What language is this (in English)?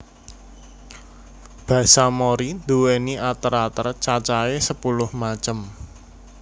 Javanese